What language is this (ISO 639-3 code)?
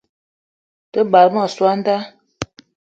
eto